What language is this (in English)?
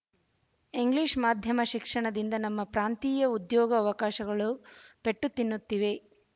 Kannada